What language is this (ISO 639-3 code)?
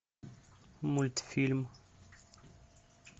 rus